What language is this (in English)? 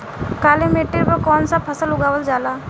Bhojpuri